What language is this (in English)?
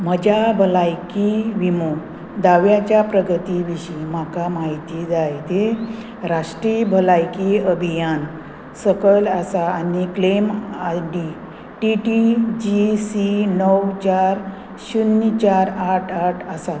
Konkani